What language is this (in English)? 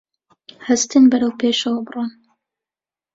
Central Kurdish